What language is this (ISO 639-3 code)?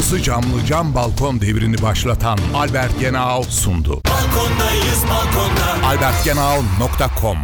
tur